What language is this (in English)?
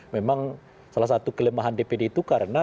Indonesian